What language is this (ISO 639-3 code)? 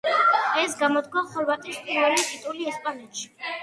kat